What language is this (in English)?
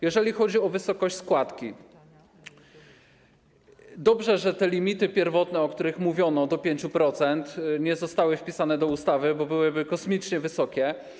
Polish